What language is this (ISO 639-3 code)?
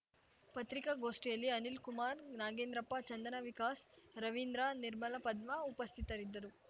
kan